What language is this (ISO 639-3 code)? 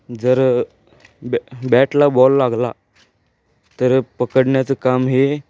mar